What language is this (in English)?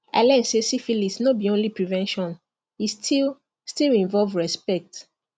Nigerian Pidgin